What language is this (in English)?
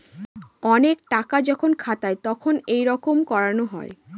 Bangla